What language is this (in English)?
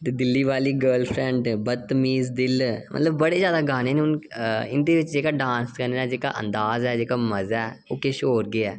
Dogri